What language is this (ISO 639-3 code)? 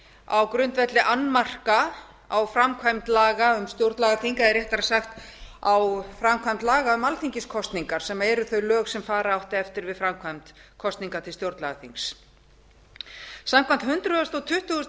isl